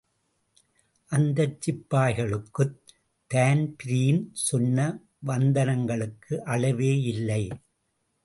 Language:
Tamil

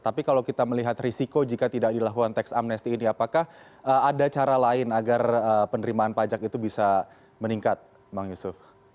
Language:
Indonesian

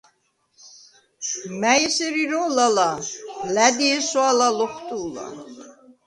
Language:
Svan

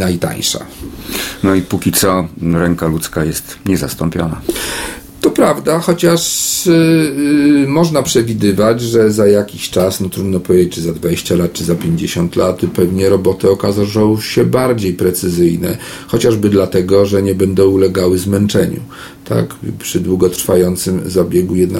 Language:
Polish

